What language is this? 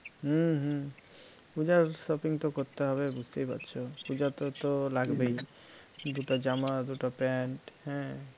Bangla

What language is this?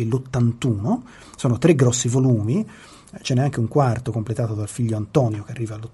Italian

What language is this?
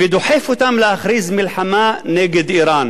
Hebrew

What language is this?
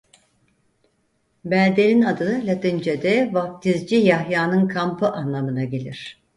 Turkish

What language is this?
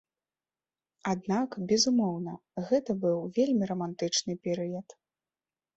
Belarusian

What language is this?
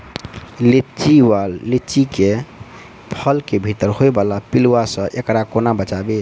Maithili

